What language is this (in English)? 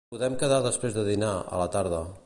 Catalan